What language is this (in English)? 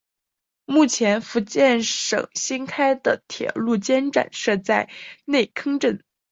Chinese